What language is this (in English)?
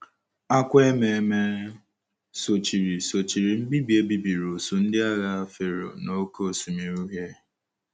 Igbo